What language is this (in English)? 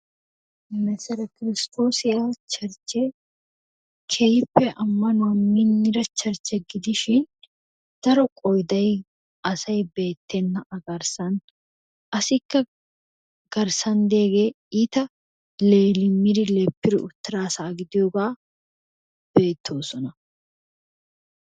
Wolaytta